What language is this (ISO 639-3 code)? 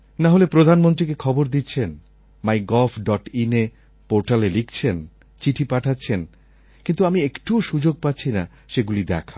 ben